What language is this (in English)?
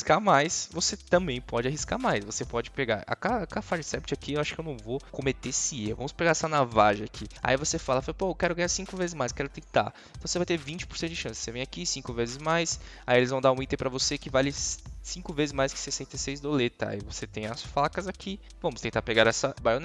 Portuguese